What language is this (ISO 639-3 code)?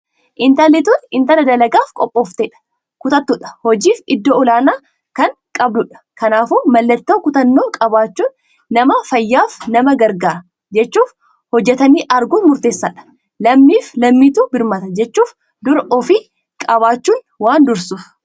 orm